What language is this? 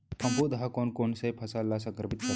Chhattisgarhi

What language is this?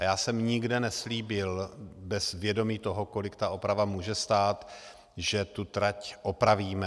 Czech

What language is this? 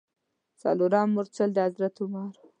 Pashto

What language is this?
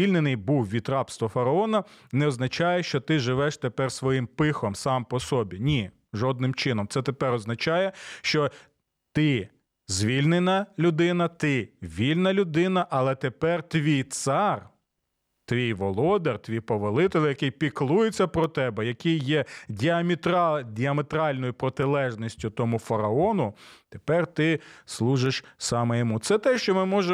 Ukrainian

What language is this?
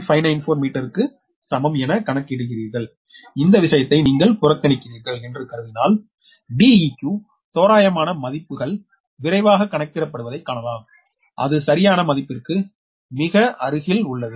Tamil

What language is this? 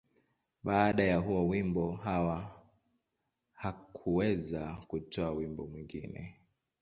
Swahili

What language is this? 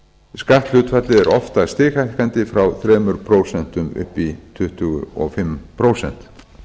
Icelandic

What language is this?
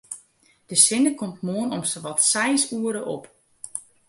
Western Frisian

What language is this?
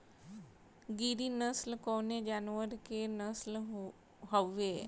Bhojpuri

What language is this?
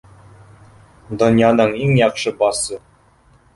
Bashkir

